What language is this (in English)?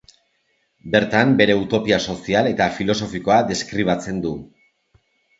Basque